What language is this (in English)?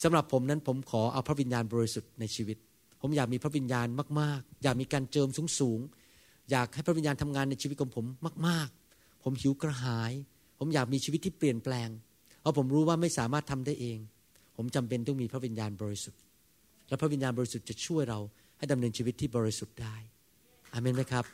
Thai